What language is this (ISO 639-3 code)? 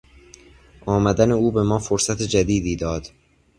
fas